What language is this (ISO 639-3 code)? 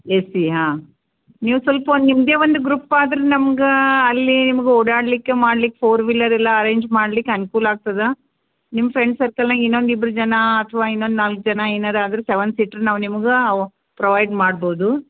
kan